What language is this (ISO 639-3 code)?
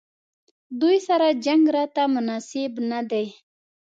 pus